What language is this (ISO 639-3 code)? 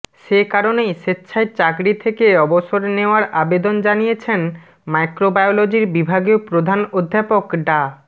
ben